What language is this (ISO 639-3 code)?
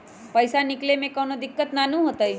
mag